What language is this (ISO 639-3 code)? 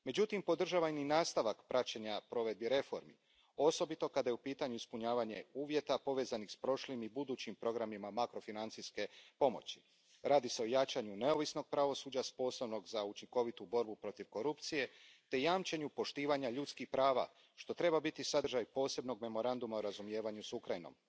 hrv